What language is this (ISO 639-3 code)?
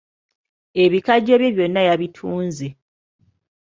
lug